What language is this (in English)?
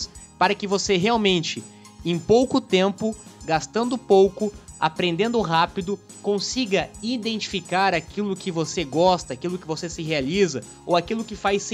Portuguese